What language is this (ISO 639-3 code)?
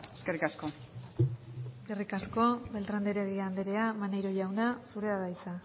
eus